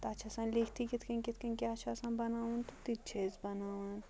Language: Kashmiri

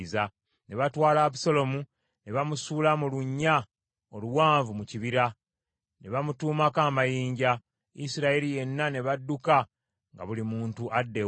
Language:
Ganda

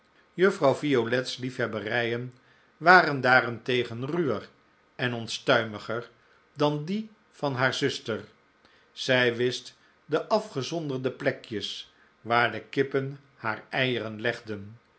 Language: Dutch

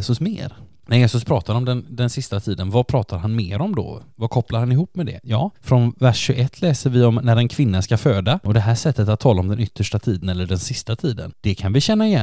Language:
Swedish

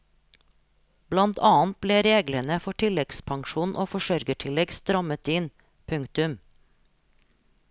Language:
Norwegian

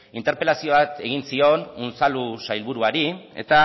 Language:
Basque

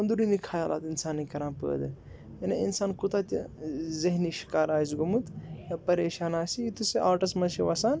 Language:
Kashmiri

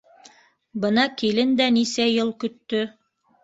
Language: Bashkir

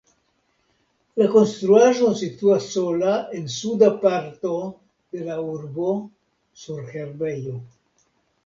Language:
Esperanto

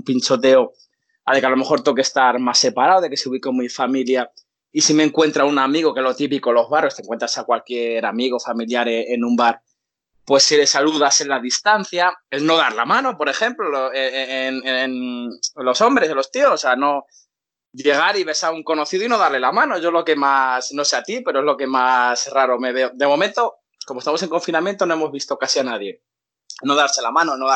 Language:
Spanish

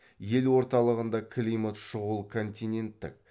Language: Kazakh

